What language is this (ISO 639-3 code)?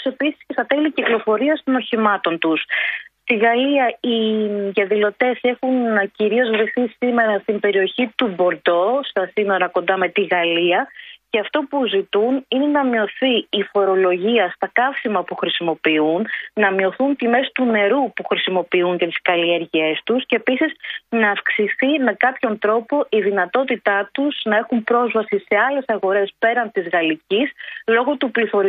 ell